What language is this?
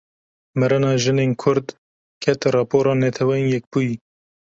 Kurdish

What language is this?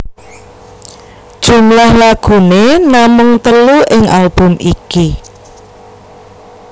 Javanese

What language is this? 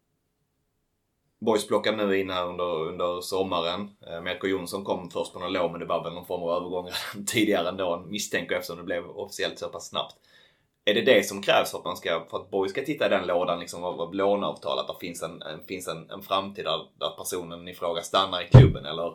Swedish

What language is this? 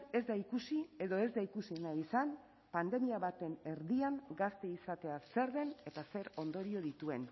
Basque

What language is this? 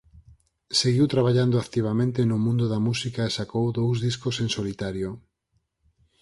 Galician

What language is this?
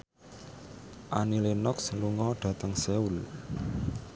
Javanese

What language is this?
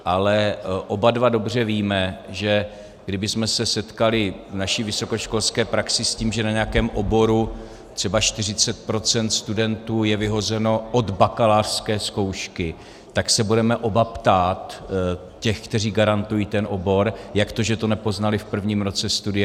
Czech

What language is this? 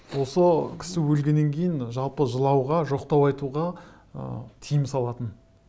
Kazakh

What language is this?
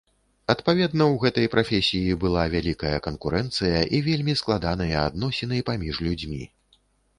Belarusian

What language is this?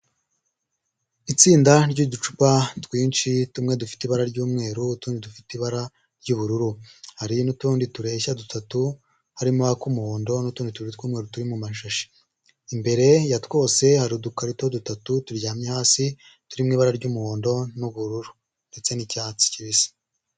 Kinyarwanda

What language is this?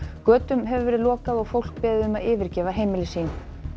Icelandic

